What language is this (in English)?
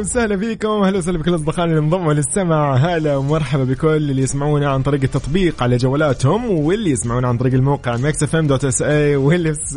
Arabic